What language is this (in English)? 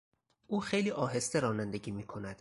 Persian